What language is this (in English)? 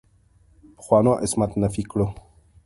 Pashto